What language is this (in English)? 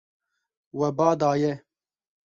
Kurdish